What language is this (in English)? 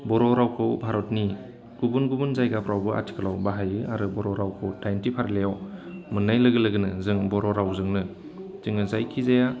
Bodo